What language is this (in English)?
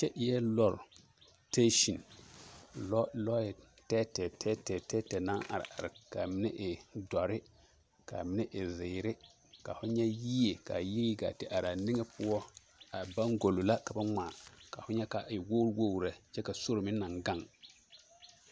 Southern Dagaare